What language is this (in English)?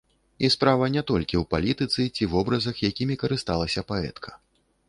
Belarusian